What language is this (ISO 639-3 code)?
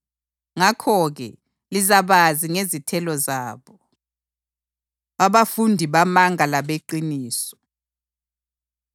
nde